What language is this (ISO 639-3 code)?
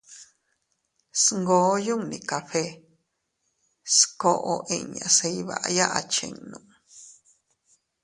cut